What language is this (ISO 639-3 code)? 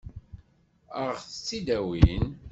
kab